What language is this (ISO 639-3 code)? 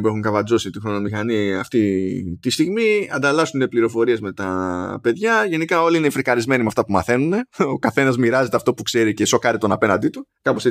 ell